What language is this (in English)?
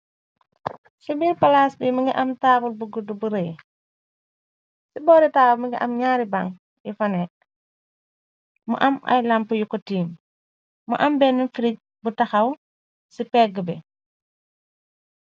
Wolof